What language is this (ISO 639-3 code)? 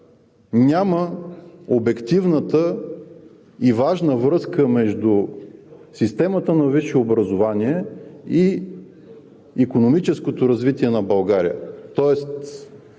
bul